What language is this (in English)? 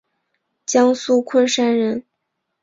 Chinese